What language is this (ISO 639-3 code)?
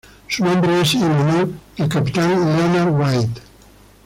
spa